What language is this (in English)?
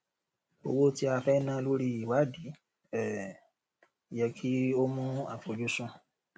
Yoruba